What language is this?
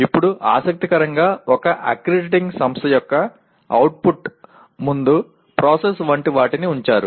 Telugu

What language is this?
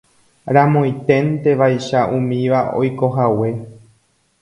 Guarani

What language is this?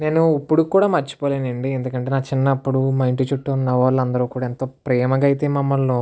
Telugu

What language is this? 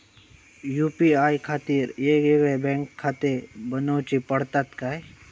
Marathi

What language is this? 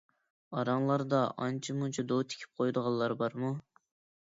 Uyghur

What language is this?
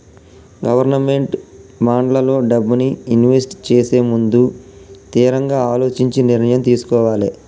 Telugu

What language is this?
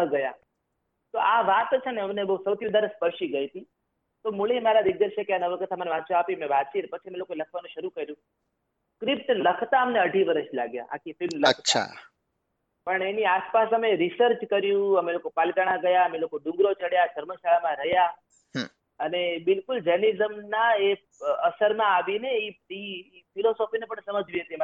Gujarati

